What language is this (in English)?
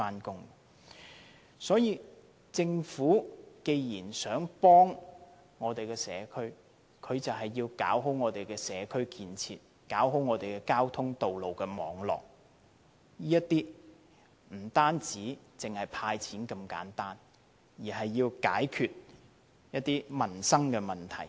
Cantonese